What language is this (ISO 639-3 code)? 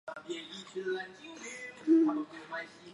zho